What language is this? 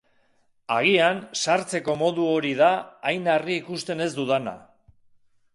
Basque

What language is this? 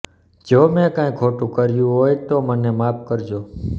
Gujarati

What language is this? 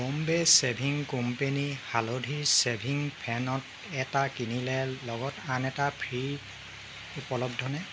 Assamese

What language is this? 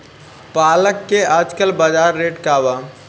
Bhojpuri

